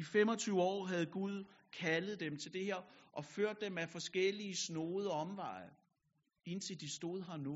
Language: Danish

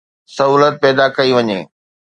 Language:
Sindhi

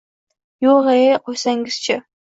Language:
Uzbek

